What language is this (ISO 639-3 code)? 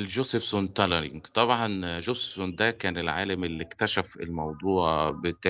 ara